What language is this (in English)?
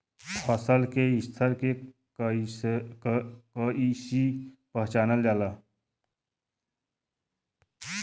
Bhojpuri